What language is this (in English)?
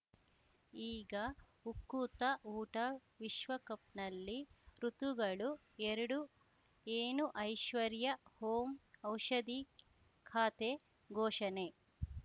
Kannada